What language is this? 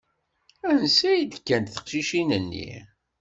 Kabyle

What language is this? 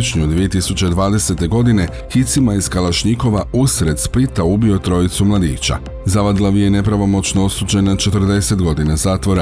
Croatian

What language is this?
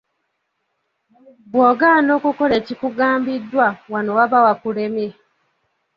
Ganda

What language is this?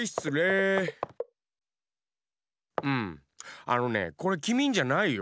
Japanese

